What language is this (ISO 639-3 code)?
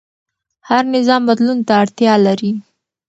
pus